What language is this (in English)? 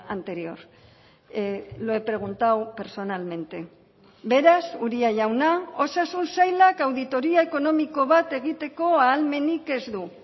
Basque